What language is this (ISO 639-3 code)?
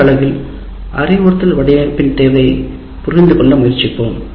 tam